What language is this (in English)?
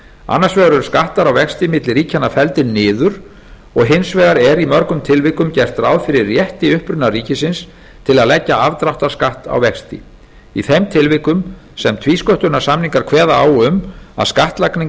Icelandic